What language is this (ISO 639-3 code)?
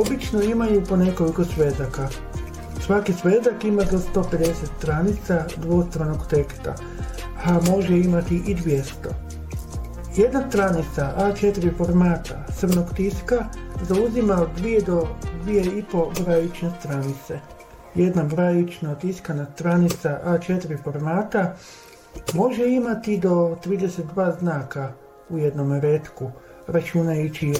hrv